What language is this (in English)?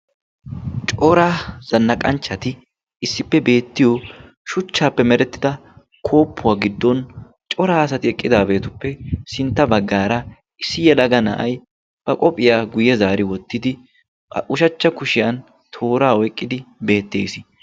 Wolaytta